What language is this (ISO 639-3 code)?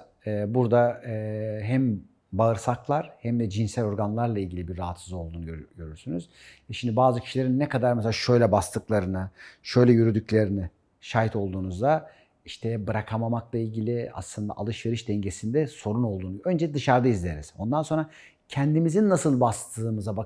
tur